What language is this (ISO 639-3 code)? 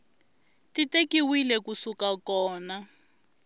tso